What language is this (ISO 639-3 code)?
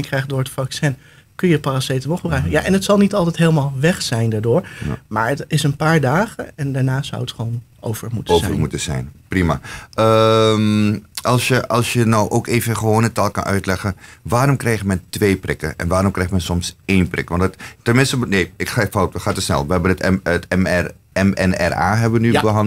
nld